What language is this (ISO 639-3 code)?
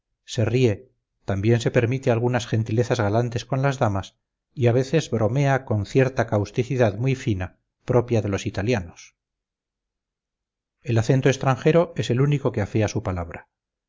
spa